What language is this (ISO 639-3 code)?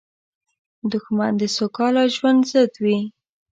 pus